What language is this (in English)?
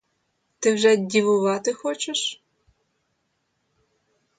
Ukrainian